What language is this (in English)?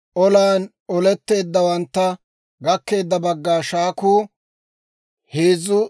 Dawro